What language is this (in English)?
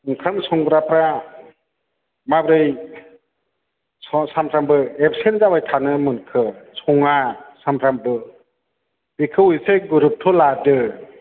Bodo